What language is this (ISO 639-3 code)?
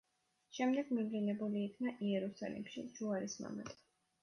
kat